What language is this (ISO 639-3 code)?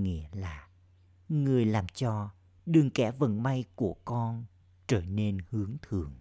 vie